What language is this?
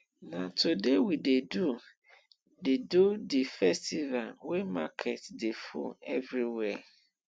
Nigerian Pidgin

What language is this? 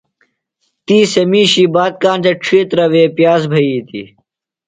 Phalura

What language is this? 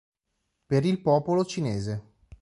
Italian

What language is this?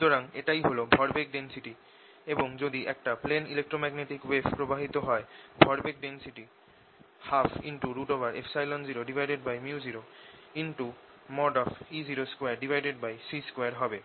Bangla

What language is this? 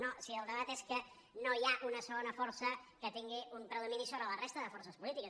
Catalan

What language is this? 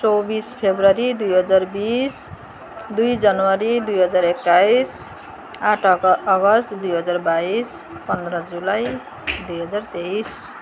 Nepali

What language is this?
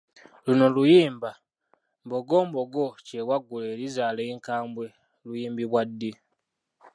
Ganda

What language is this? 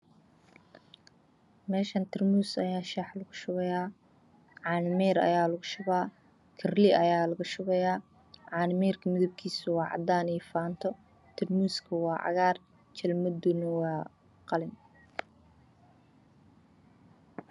Somali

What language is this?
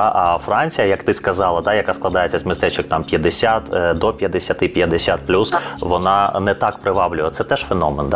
Ukrainian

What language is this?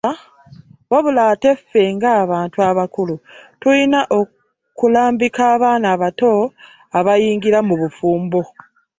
Ganda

